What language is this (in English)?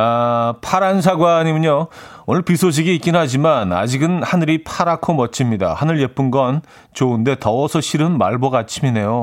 Korean